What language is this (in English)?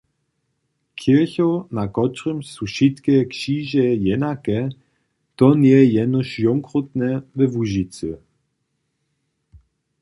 Upper Sorbian